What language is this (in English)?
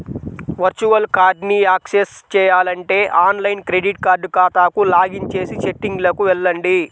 Telugu